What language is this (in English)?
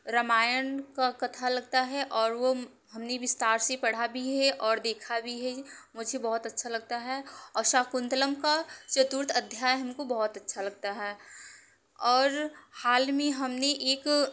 Hindi